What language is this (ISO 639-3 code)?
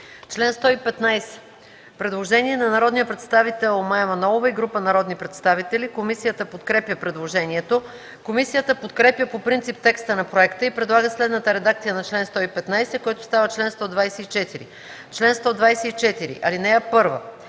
bul